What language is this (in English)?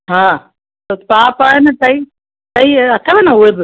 Sindhi